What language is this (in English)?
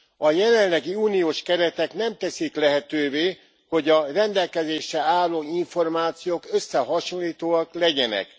Hungarian